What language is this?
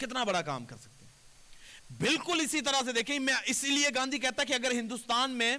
Urdu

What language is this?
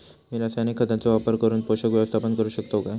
Marathi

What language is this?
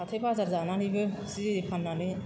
Bodo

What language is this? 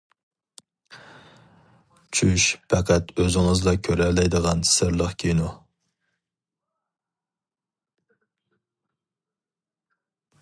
Uyghur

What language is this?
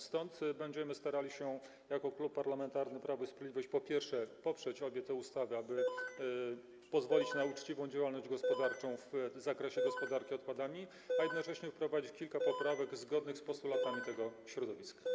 Polish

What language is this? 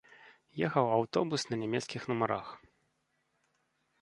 Belarusian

